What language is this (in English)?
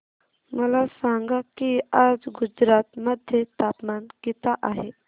Marathi